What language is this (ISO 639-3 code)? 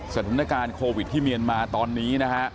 tha